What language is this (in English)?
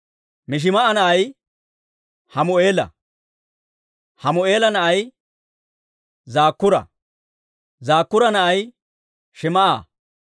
Dawro